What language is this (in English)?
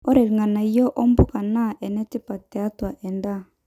Masai